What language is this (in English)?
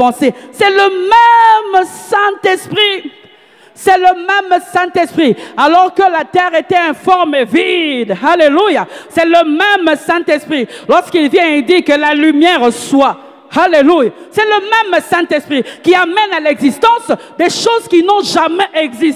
French